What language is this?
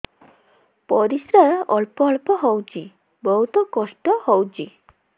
Odia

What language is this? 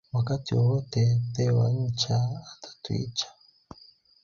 Swahili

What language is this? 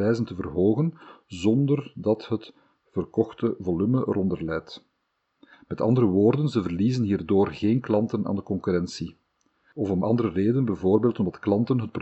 Dutch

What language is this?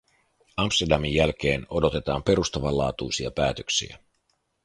Finnish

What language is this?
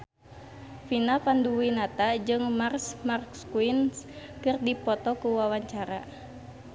Sundanese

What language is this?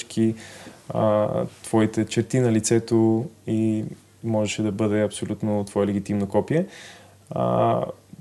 Bulgarian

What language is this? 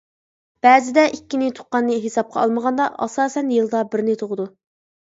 Uyghur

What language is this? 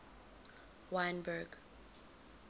English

